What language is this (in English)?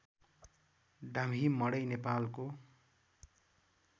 Nepali